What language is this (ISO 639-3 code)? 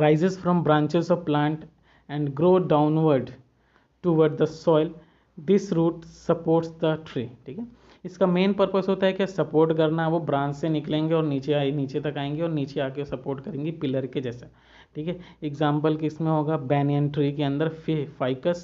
hin